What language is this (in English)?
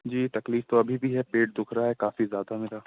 Urdu